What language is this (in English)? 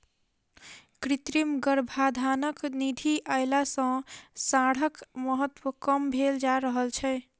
Maithili